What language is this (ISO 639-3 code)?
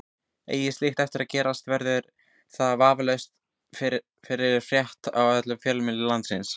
isl